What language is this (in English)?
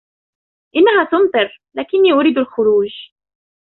Arabic